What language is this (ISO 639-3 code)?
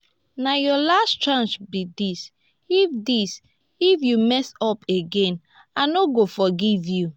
pcm